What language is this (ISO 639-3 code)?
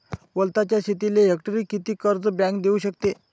mar